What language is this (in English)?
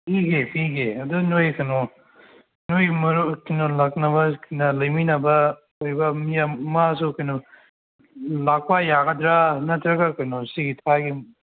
Manipuri